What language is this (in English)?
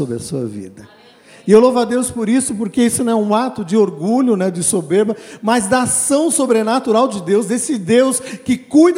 Portuguese